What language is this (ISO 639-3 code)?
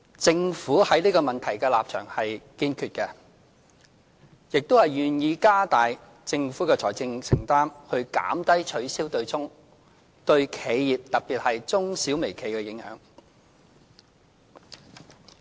yue